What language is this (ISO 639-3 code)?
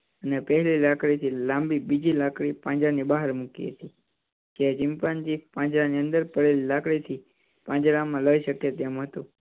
guj